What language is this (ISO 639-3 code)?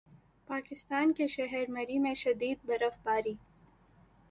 urd